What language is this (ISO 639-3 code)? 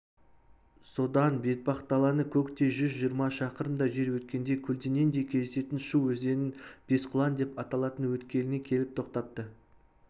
kaz